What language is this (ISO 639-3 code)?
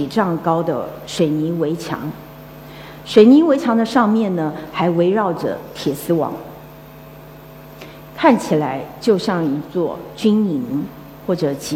zho